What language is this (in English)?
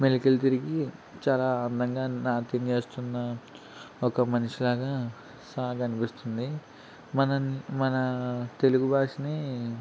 Telugu